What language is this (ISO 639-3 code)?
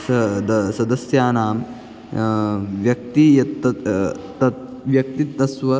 san